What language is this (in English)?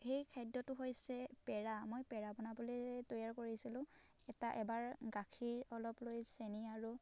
Assamese